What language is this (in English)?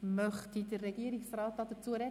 Swiss German